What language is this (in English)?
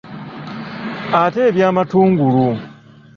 Ganda